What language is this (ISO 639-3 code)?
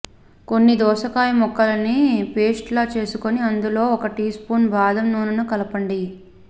tel